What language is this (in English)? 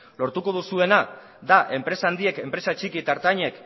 Basque